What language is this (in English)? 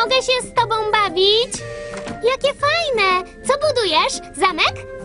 Polish